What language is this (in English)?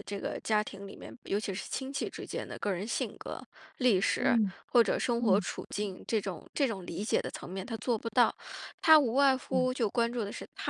Chinese